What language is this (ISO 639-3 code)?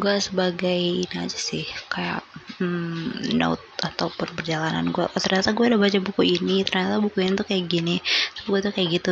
ind